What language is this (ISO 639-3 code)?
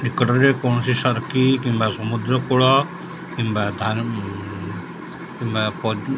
ori